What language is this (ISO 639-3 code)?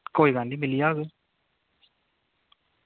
doi